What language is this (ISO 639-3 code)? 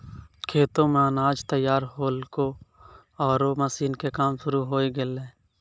mai